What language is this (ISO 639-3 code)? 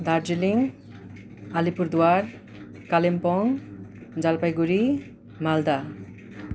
nep